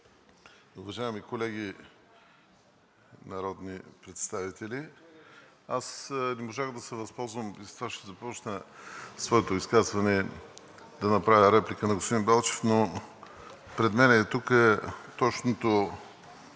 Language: Bulgarian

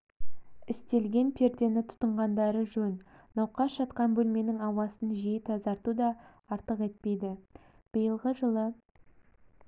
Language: Kazakh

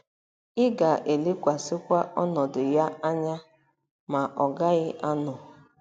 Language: Igbo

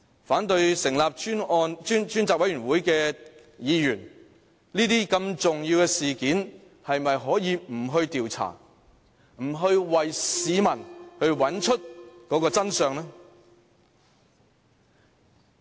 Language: Cantonese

